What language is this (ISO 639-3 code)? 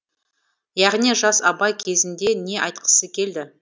kaz